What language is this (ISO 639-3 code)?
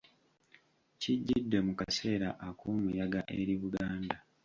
lug